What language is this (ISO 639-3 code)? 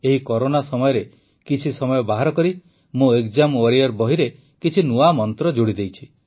ori